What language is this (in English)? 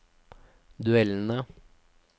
Norwegian